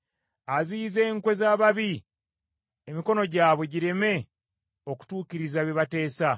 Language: Ganda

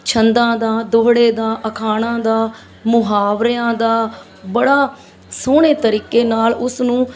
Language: Punjabi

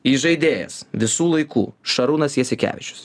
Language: Lithuanian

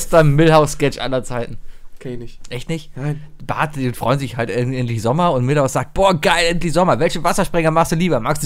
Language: German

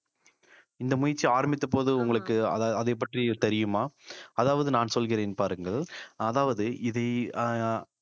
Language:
Tamil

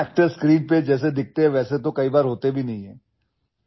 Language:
Urdu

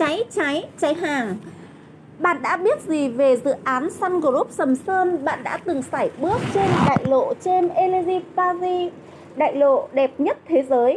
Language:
Vietnamese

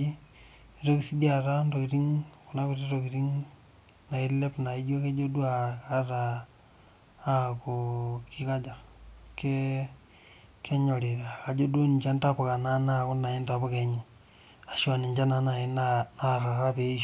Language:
Masai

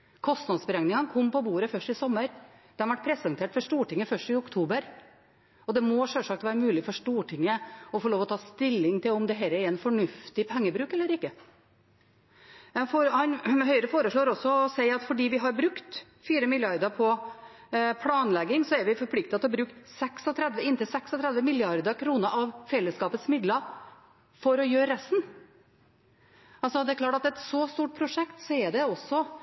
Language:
Norwegian Bokmål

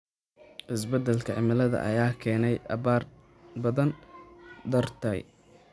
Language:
Somali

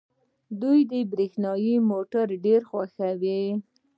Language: Pashto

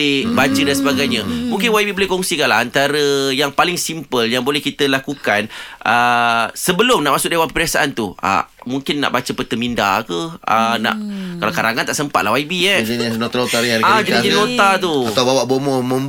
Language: Malay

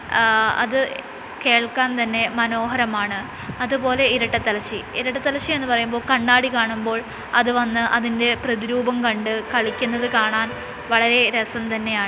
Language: Malayalam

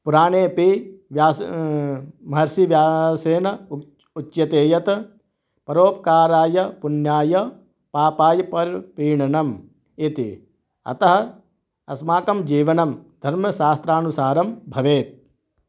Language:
Sanskrit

